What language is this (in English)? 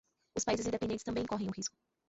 Portuguese